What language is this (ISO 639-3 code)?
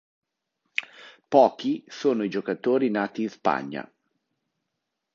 ita